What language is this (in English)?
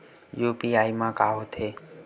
Chhattisgarhi